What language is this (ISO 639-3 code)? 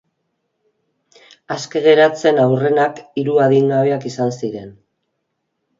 eus